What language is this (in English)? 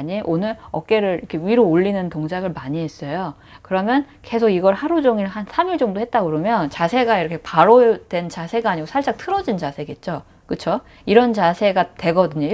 Korean